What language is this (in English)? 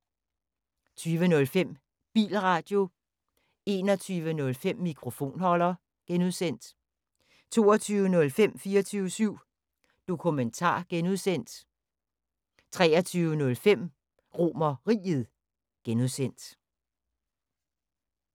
Danish